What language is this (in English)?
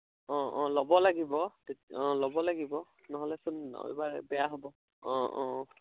Assamese